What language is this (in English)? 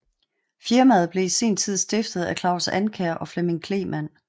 Danish